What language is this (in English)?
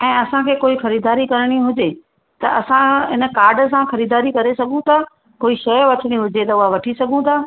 Sindhi